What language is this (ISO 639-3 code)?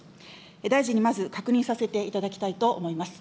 jpn